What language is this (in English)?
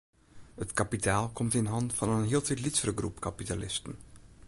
Western Frisian